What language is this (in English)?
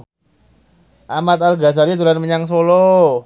Javanese